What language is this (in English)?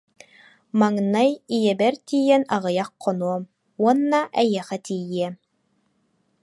Yakut